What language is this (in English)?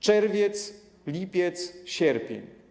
Polish